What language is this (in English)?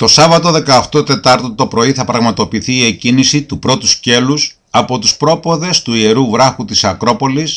Greek